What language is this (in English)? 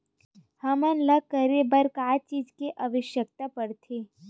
Chhattisgarhi